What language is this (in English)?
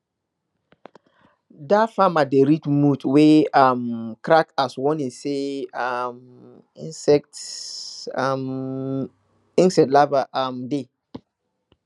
Nigerian Pidgin